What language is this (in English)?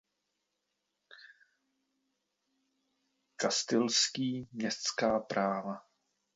Czech